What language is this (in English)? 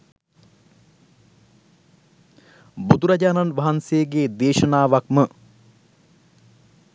Sinhala